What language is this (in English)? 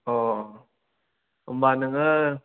Bodo